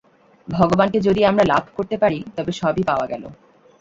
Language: Bangla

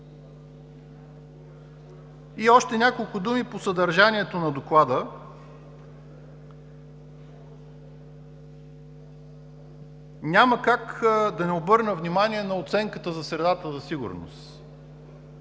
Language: Bulgarian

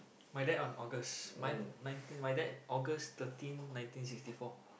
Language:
English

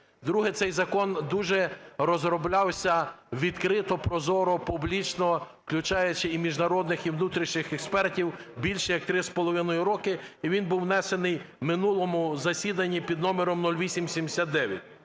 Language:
Ukrainian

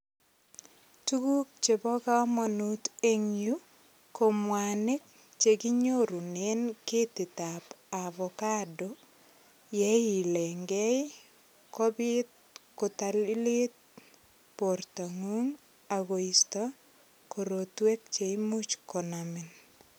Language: Kalenjin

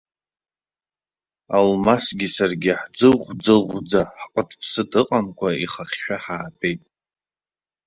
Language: Abkhazian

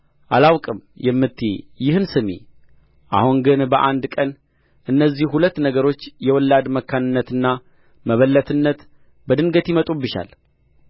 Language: Amharic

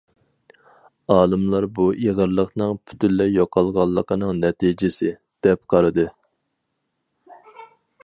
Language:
Uyghur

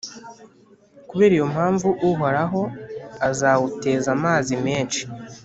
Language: Kinyarwanda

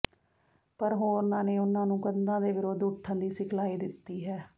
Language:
Punjabi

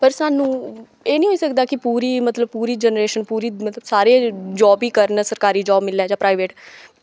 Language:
Dogri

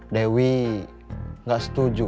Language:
Indonesian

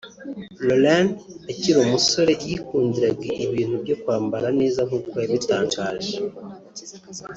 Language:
Kinyarwanda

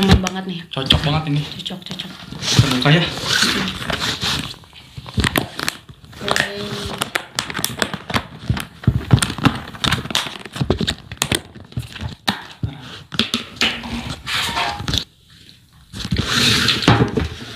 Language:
Indonesian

